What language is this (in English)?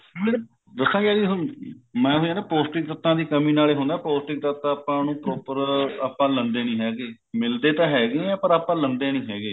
Punjabi